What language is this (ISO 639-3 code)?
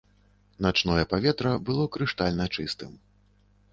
bel